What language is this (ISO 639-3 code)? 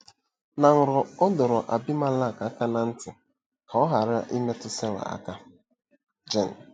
ibo